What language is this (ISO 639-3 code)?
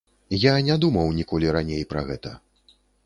bel